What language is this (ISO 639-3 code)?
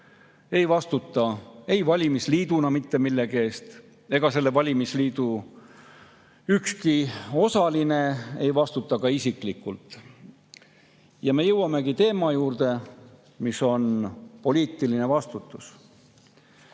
est